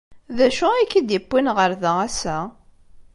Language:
Kabyle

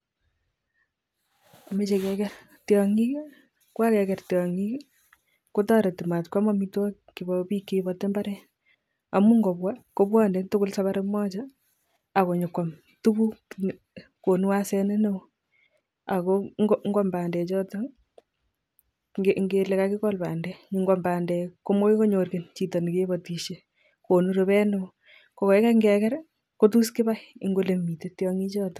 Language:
Kalenjin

